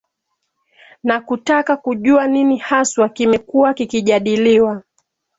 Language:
Swahili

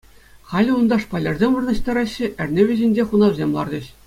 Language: Chuvash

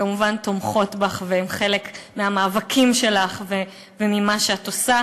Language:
Hebrew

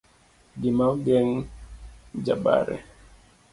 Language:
Luo (Kenya and Tanzania)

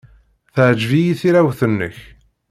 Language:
Kabyle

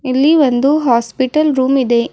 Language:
Kannada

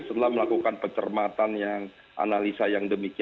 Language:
Indonesian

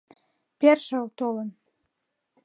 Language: Mari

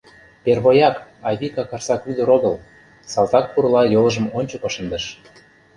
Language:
Mari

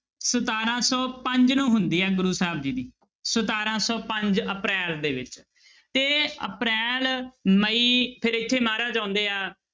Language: Punjabi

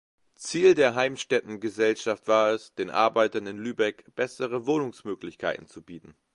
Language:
German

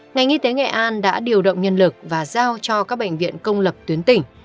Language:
Vietnamese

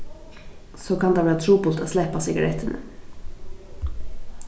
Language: Faroese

